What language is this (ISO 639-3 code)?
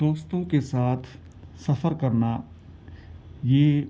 urd